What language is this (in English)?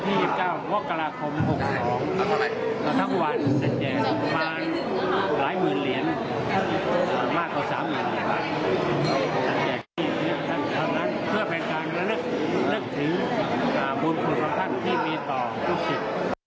Thai